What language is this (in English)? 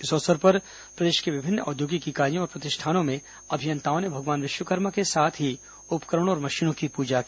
Hindi